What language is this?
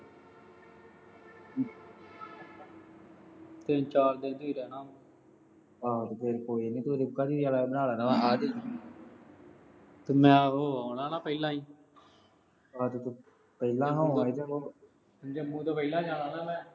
Punjabi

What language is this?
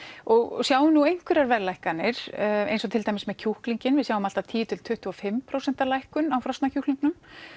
Icelandic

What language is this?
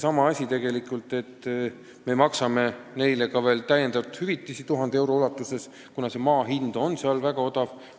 Estonian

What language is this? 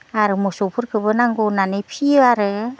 Bodo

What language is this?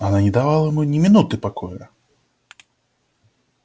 Russian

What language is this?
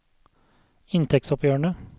Norwegian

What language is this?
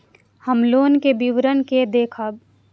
Maithili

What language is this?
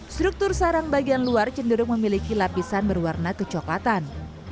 Indonesian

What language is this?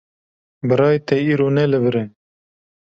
Kurdish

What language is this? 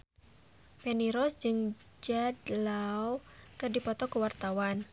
Sundanese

